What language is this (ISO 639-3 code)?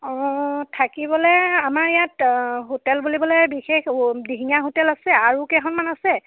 asm